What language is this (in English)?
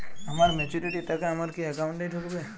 Bangla